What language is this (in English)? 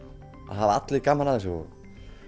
Icelandic